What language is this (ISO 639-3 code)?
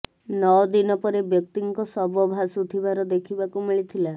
ori